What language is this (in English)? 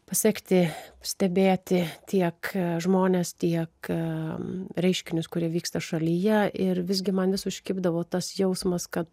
Lithuanian